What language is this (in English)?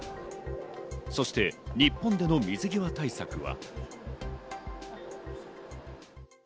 Japanese